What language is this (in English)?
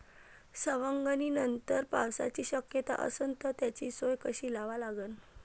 Marathi